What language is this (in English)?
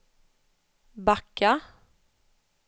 Swedish